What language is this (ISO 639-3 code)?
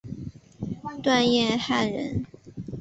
zho